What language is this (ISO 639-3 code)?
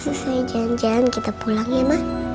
ind